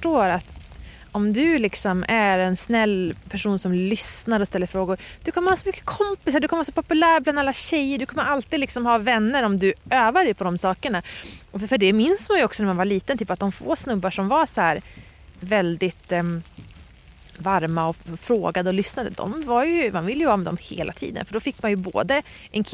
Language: Swedish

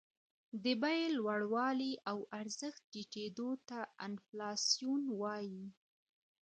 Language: Pashto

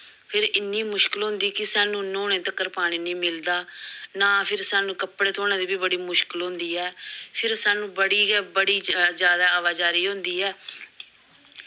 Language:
Dogri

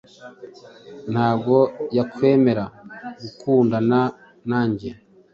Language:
Kinyarwanda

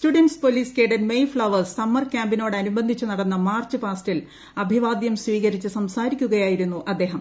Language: Malayalam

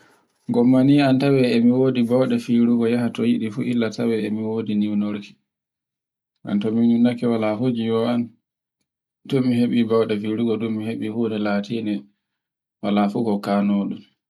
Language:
Borgu Fulfulde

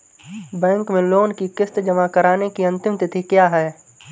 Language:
Hindi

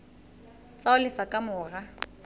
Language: Southern Sotho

